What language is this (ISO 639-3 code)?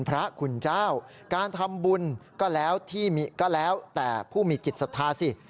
tha